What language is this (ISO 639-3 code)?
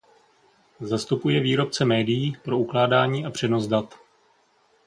ces